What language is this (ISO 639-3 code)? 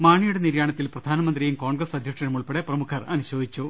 mal